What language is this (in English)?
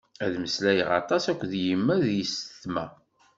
Kabyle